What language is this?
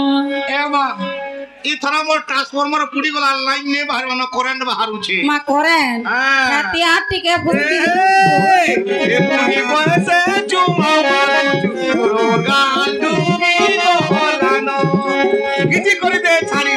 Bangla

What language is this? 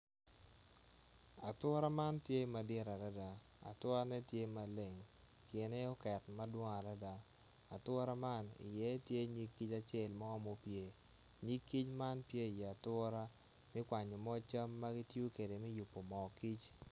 Acoli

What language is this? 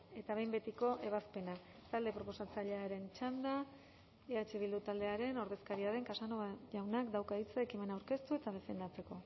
Basque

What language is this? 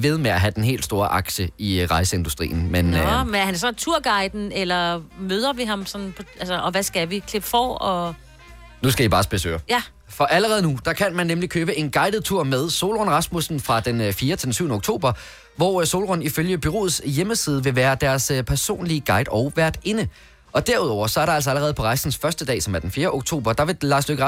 Danish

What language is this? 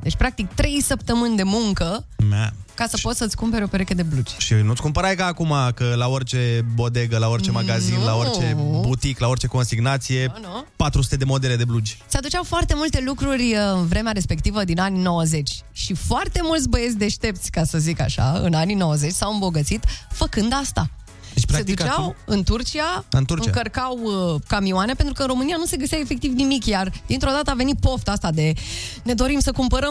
Romanian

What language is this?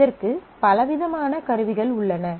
Tamil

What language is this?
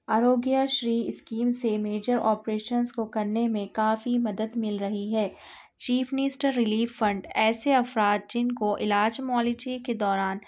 Urdu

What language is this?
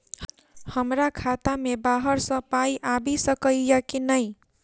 Maithili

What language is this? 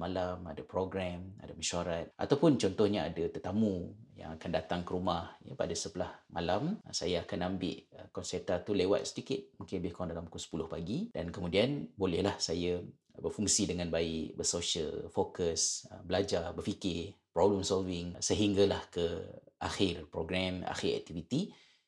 Malay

